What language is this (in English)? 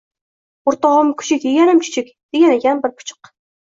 Uzbek